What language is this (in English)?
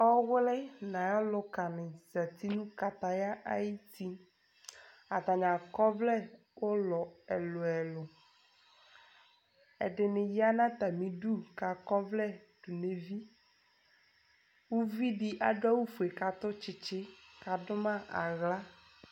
Ikposo